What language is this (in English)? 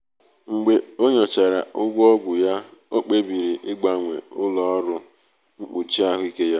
Igbo